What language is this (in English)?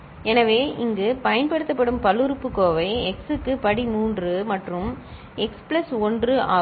Tamil